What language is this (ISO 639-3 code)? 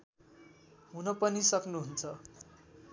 nep